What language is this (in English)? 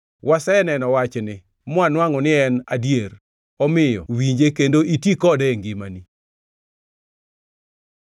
Luo (Kenya and Tanzania)